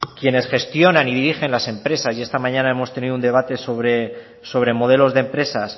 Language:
Spanish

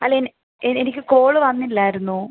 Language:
Malayalam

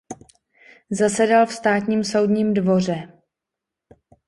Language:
Czech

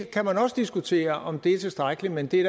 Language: Danish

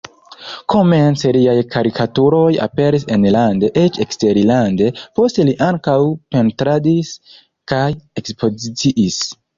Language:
Esperanto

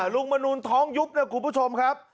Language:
Thai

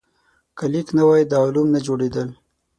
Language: Pashto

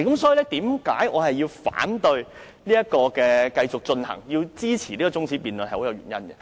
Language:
Cantonese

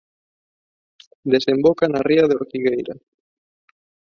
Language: Galician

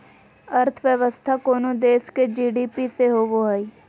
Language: Magahi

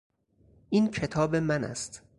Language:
Persian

